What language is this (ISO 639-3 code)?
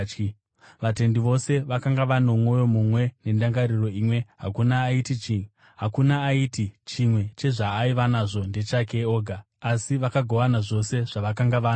sna